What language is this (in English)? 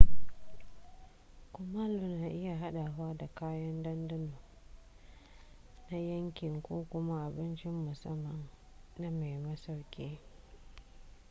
Hausa